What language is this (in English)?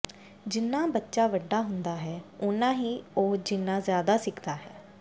Punjabi